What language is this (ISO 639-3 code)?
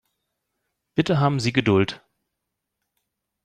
deu